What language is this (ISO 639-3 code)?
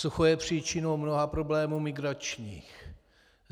ces